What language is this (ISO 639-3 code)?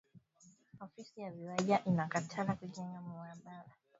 swa